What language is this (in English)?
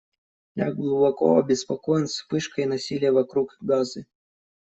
Russian